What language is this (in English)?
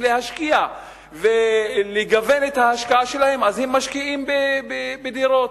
Hebrew